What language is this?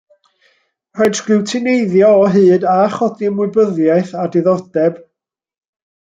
Welsh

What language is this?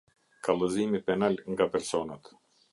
Albanian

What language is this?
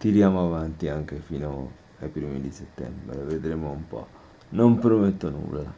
Italian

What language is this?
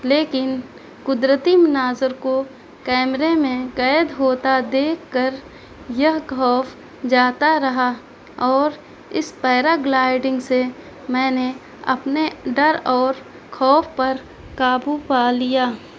Urdu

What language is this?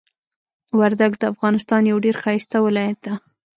Pashto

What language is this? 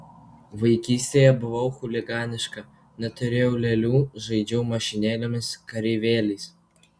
Lithuanian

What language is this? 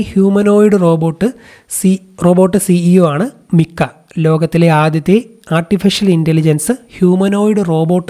Malayalam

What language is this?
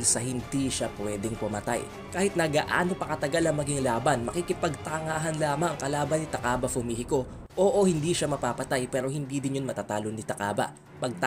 Filipino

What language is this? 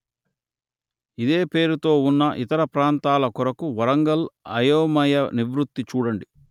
Telugu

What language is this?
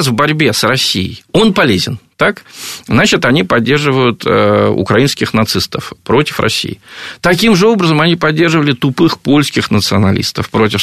Russian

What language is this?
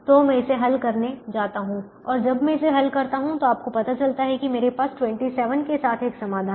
Hindi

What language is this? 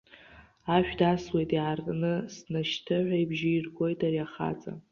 Abkhazian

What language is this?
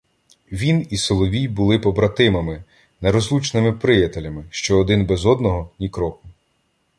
Ukrainian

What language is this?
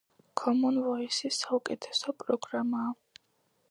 Georgian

